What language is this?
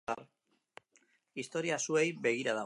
Basque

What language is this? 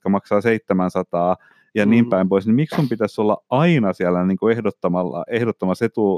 Finnish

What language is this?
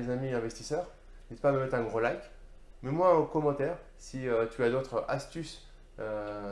French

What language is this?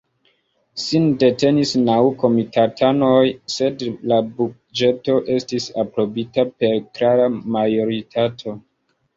Esperanto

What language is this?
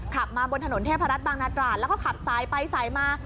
Thai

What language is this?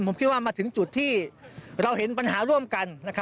Thai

